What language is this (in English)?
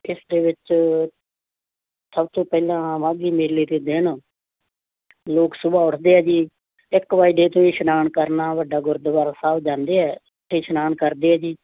Punjabi